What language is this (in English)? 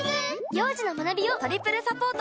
Japanese